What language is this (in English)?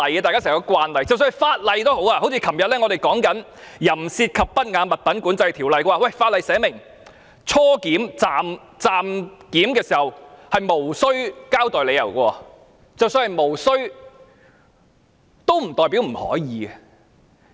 Cantonese